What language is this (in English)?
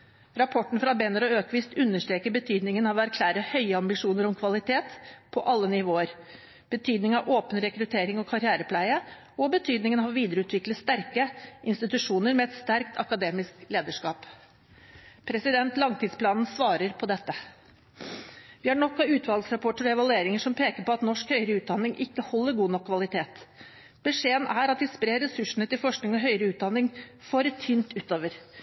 Norwegian Bokmål